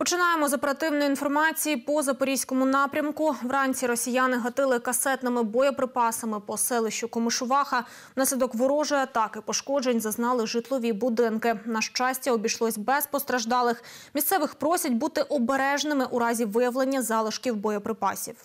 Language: Ukrainian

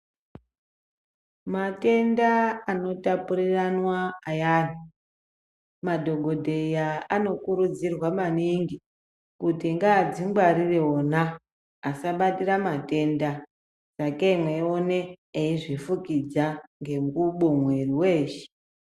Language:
Ndau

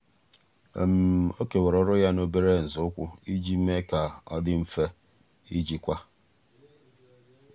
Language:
Igbo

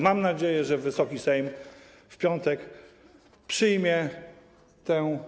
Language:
Polish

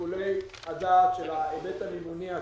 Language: Hebrew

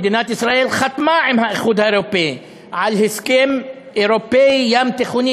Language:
Hebrew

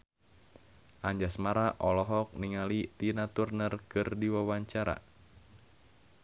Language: Sundanese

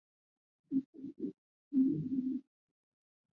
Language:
Chinese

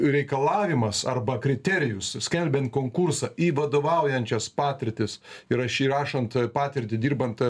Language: Lithuanian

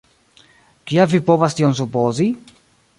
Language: Esperanto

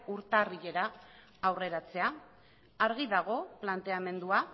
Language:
Basque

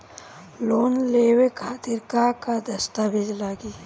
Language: Bhojpuri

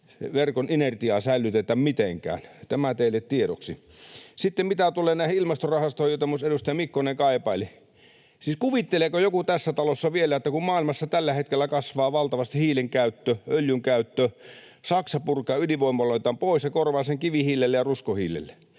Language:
Finnish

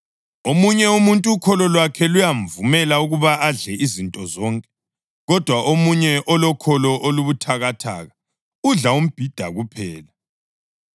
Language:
North Ndebele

